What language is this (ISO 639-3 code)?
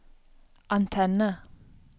nor